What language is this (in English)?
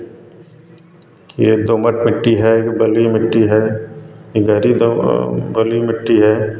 Hindi